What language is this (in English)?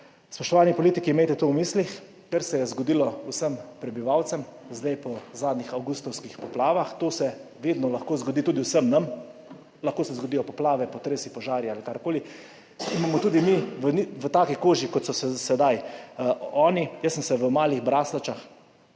Slovenian